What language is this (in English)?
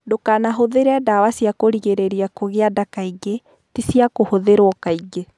Kikuyu